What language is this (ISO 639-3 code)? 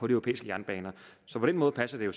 dan